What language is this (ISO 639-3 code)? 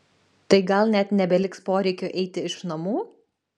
lit